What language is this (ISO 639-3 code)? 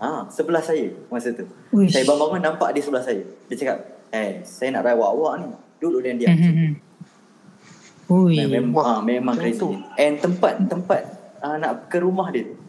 msa